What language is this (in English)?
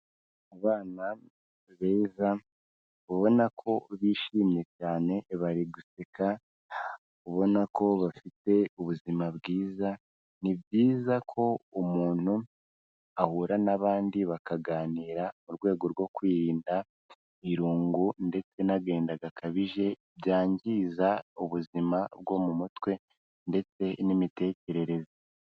Kinyarwanda